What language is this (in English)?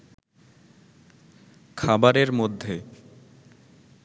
Bangla